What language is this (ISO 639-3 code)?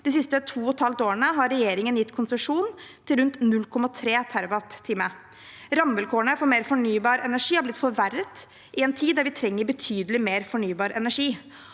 nor